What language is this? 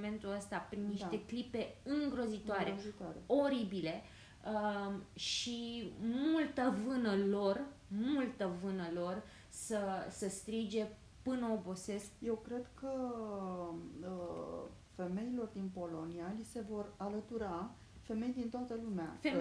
Romanian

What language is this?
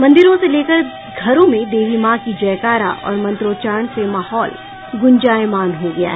Hindi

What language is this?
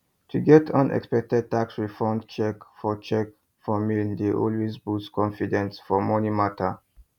Nigerian Pidgin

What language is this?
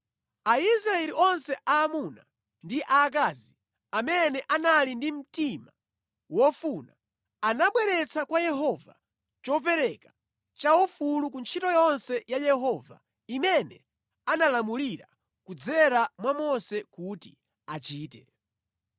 Nyanja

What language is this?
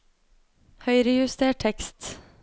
Norwegian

